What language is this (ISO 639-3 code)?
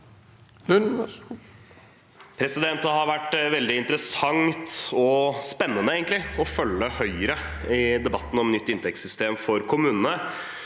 nor